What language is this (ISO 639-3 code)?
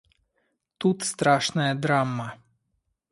rus